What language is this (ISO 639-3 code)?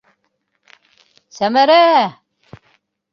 bak